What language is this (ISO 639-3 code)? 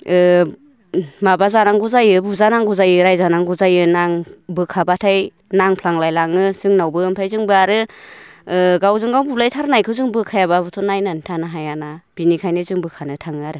brx